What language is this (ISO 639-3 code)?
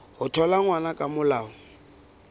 sot